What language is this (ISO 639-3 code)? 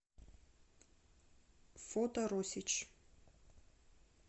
rus